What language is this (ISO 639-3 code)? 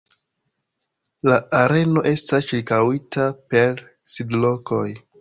epo